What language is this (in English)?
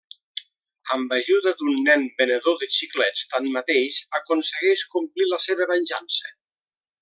Catalan